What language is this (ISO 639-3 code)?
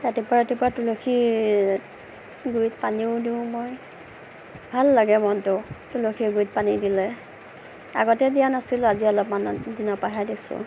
asm